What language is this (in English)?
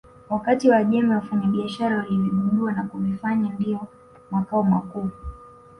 Swahili